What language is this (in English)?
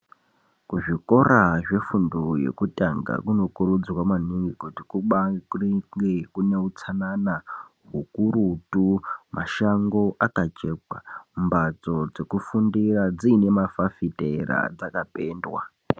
Ndau